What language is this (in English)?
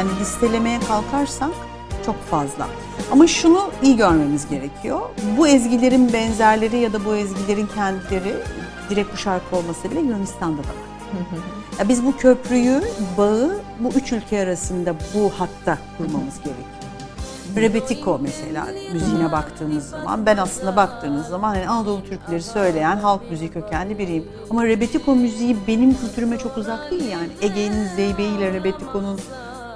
Turkish